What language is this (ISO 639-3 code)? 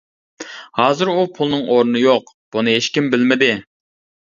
uig